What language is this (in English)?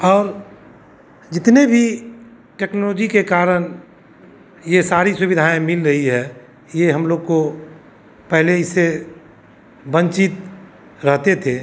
Hindi